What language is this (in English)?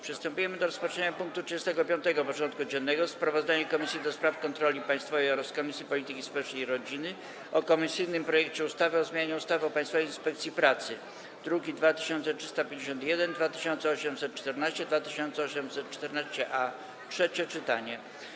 Polish